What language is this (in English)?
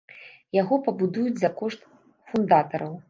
Belarusian